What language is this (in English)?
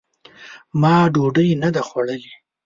Pashto